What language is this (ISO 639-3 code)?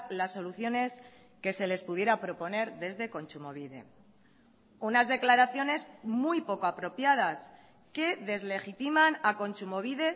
spa